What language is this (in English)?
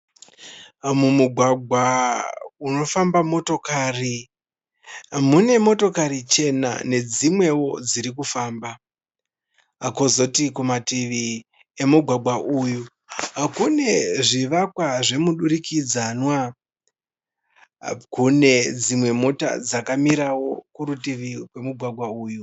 Shona